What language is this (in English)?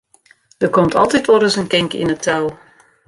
Western Frisian